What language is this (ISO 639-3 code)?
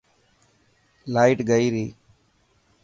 mki